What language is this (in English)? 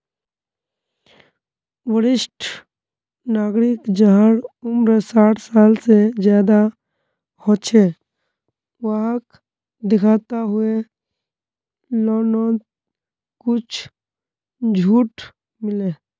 Magahi